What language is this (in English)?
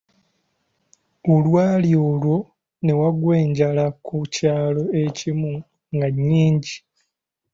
Ganda